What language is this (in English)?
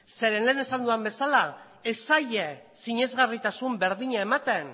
Basque